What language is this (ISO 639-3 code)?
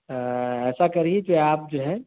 urd